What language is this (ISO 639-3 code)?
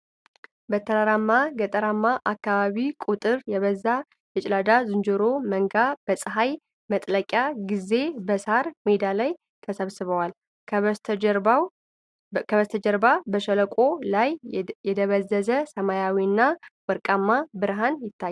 amh